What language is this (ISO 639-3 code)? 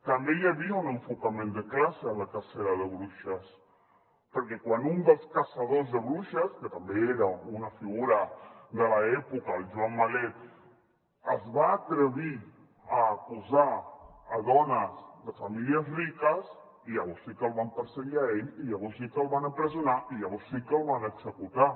cat